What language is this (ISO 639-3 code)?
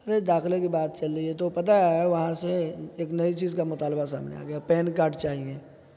urd